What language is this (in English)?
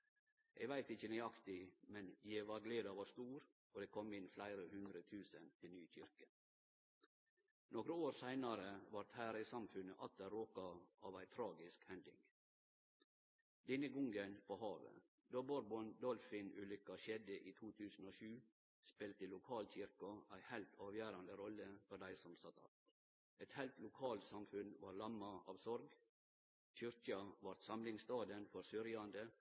Norwegian Nynorsk